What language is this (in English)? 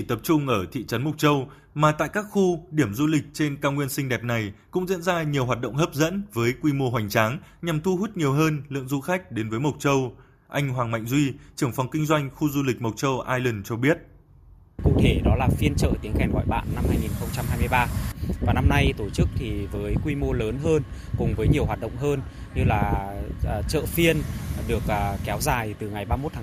Vietnamese